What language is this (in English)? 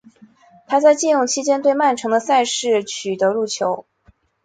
Chinese